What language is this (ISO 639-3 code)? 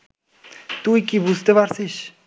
ben